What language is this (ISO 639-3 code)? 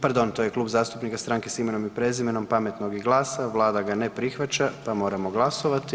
hrv